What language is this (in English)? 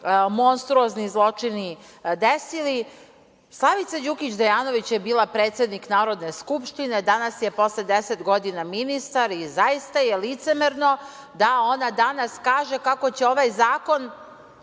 Serbian